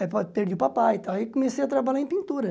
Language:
Portuguese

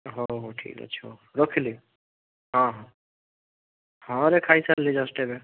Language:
Odia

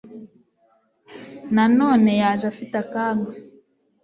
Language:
Kinyarwanda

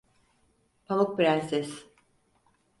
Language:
Turkish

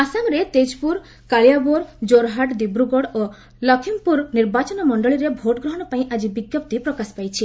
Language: Odia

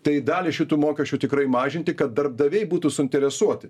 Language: Lithuanian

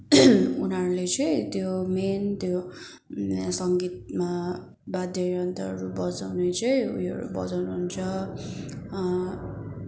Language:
Nepali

